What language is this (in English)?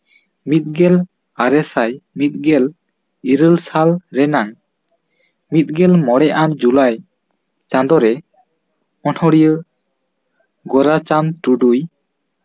Santali